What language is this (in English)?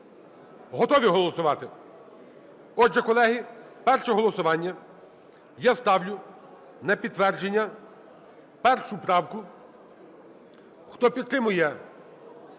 Ukrainian